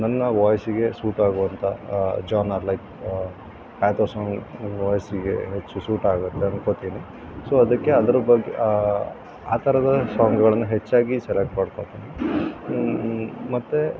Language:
Kannada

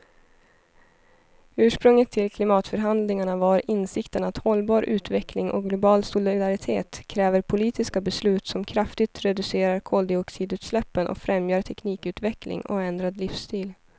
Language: Swedish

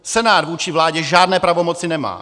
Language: Czech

